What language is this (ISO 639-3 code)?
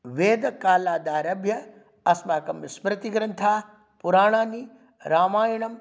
san